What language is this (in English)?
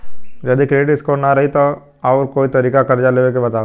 Bhojpuri